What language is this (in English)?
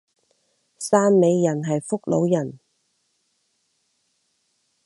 Cantonese